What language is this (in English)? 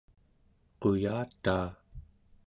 Central Yupik